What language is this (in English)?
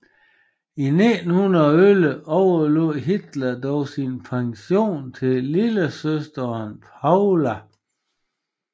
Danish